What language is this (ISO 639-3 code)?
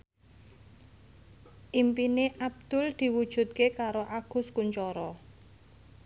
jav